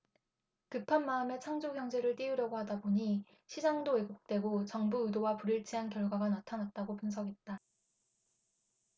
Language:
Korean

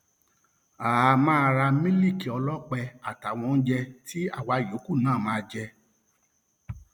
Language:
Yoruba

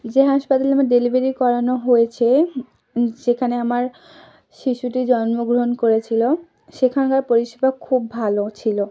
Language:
Bangla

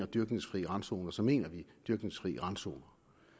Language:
Danish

